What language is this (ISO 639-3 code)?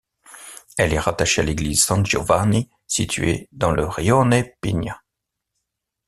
fra